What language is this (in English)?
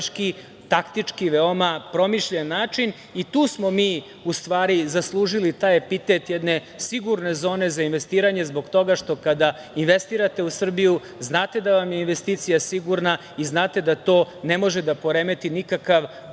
Serbian